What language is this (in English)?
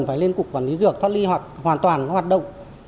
Vietnamese